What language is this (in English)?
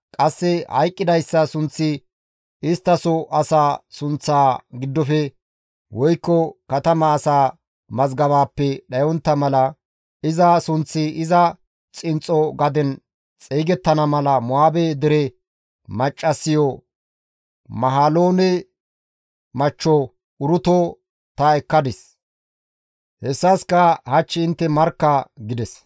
Gamo